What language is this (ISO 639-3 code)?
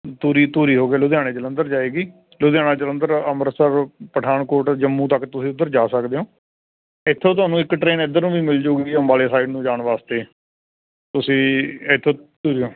pan